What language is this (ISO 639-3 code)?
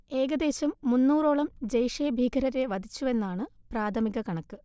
mal